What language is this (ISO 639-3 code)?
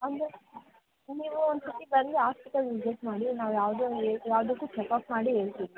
kan